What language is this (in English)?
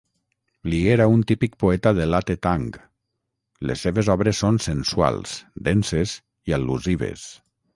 Catalan